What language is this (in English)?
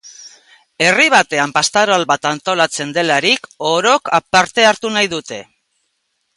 Basque